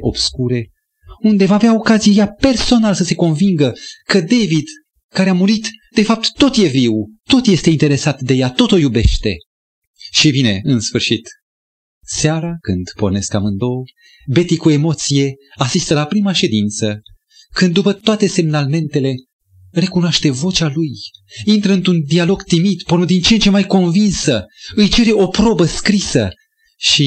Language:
Romanian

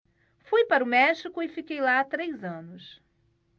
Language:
Portuguese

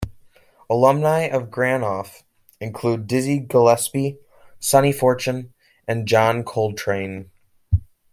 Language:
English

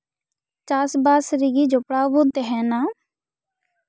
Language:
Santali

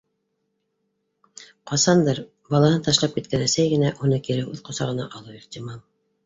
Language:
Bashkir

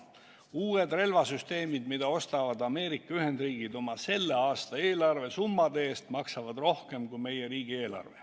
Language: Estonian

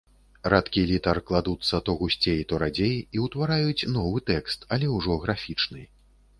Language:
Belarusian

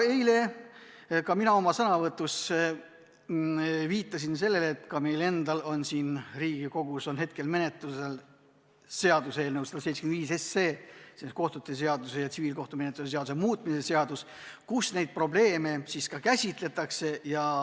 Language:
Estonian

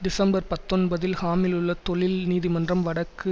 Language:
Tamil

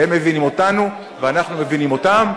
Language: Hebrew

